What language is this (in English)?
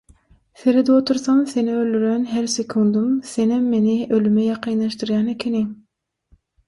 Turkmen